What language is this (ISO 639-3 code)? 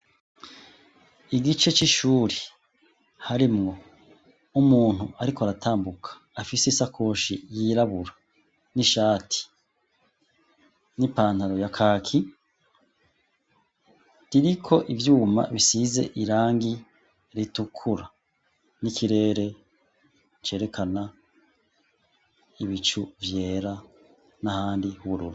run